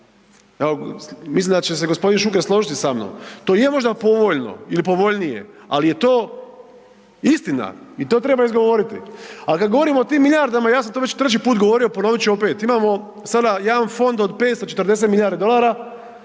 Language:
Croatian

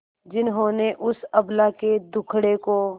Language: Hindi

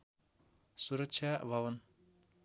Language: Nepali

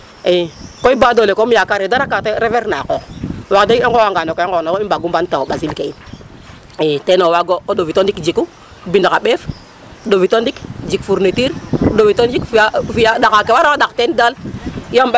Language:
Serer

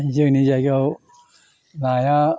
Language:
Bodo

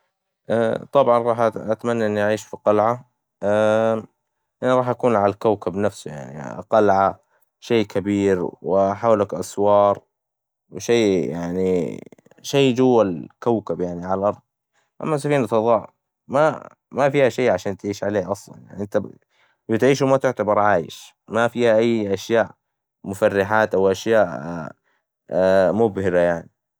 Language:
Hijazi Arabic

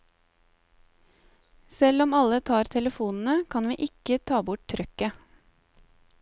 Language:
Norwegian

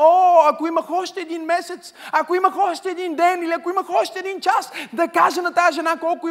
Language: Bulgarian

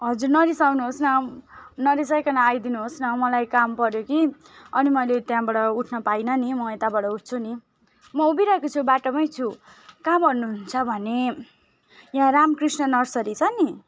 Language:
Nepali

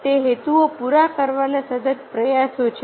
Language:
Gujarati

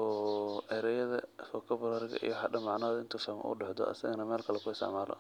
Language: Somali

